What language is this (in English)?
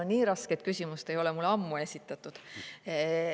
Estonian